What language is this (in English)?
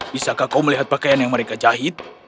Indonesian